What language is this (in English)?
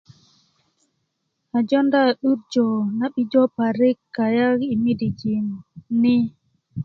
Kuku